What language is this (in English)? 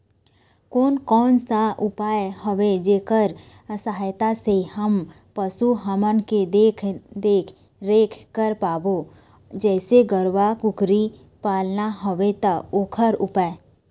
Chhattisgarhi